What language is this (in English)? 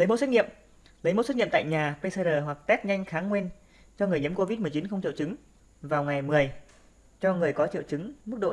Vietnamese